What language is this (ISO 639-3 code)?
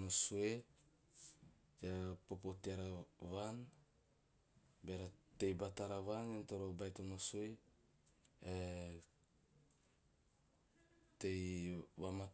tio